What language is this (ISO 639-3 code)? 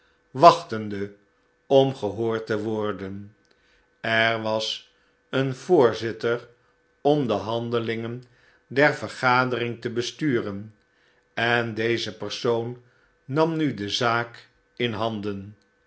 nld